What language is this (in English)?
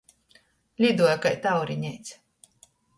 Latgalian